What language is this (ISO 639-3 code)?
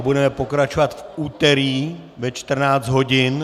ces